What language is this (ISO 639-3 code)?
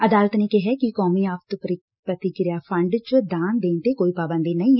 pan